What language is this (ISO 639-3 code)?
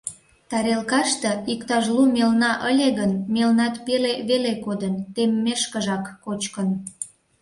chm